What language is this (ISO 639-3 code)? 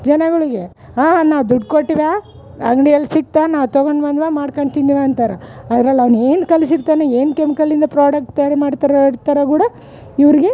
kan